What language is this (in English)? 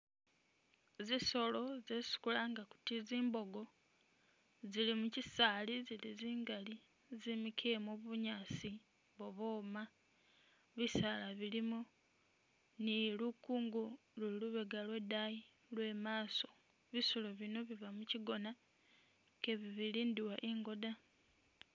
Masaaba